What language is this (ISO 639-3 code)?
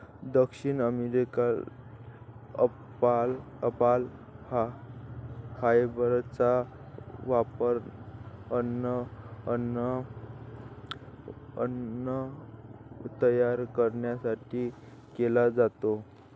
mar